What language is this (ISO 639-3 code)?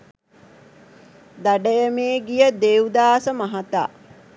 sin